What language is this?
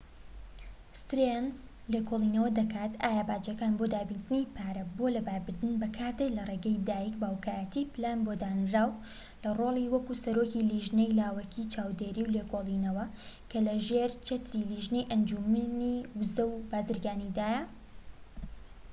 Central Kurdish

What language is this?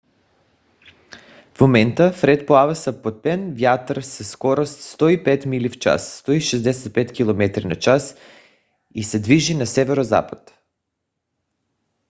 Bulgarian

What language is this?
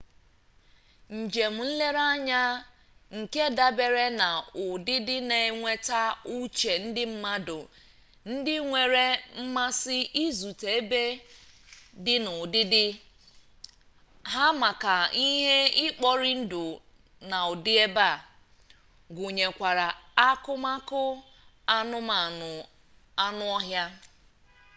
Igbo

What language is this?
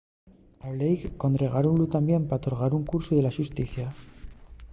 Asturian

